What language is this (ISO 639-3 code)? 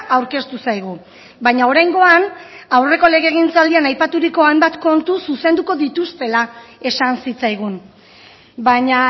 eus